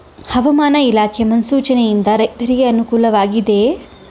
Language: Kannada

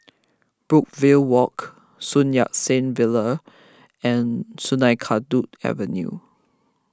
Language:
English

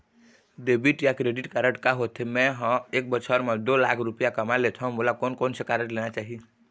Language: Chhattisgarhi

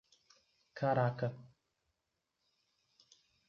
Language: Portuguese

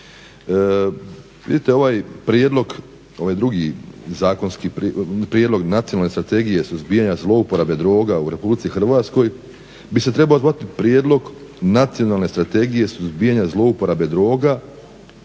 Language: Croatian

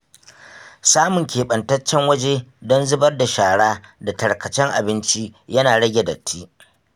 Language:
Hausa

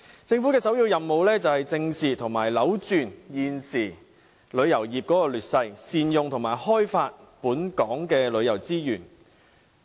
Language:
Cantonese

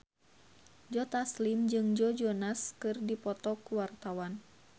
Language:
Sundanese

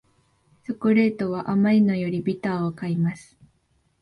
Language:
Japanese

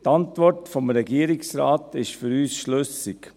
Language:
Swiss German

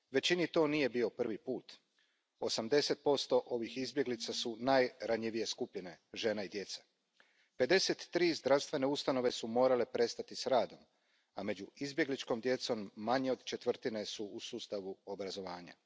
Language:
Croatian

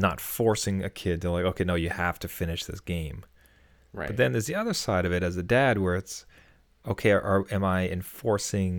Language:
English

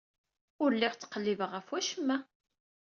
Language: Kabyle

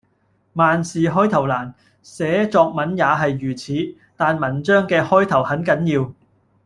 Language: Cantonese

